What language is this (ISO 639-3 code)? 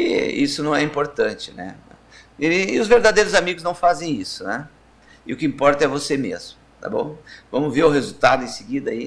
por